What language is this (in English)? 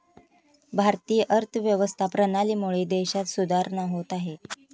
Marathi